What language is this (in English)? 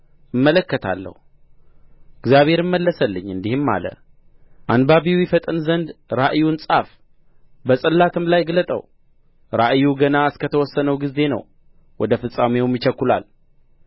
Amharic